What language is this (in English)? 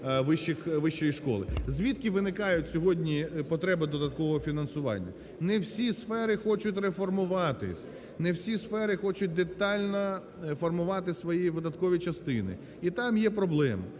Ukrainian